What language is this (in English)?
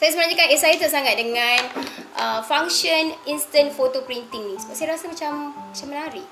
Malay